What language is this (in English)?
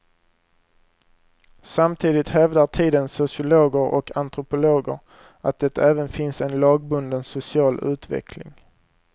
Swedish